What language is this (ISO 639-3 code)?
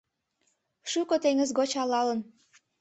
chm